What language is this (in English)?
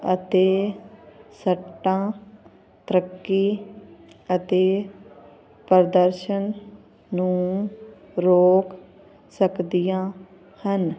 Punjabi